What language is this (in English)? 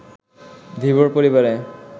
Bangla